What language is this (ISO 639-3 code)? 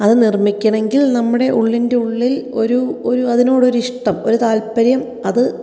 mal